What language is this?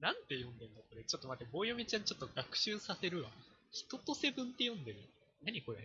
Japanese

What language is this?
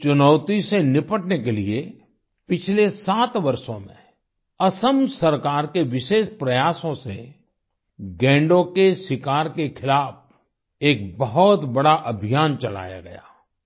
Hindi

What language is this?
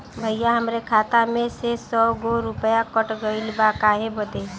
Bhojpuri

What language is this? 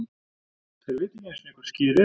Icelandic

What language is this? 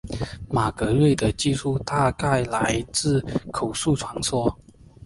Chinese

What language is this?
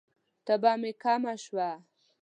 Pashto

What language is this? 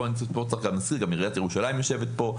Hebrew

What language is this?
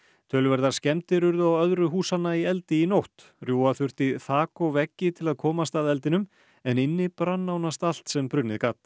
Icelandic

